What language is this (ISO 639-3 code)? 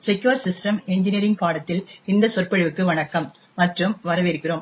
tam